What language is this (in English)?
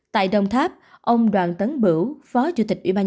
Vietnamese